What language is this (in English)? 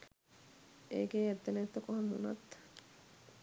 Sinhala